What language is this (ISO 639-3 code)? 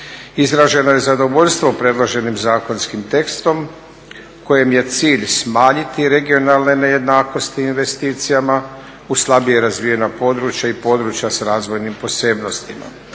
hrv